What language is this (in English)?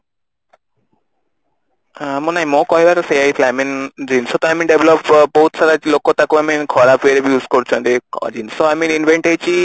Odia